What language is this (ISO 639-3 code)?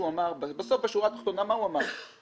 heb